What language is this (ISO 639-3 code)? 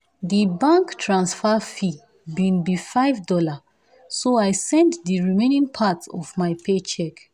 pcm